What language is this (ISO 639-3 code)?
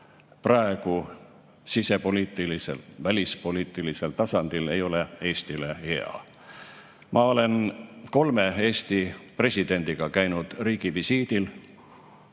est